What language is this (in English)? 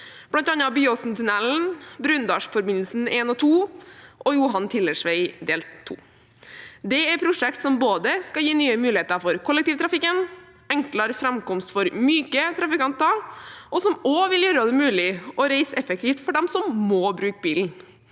Norwegian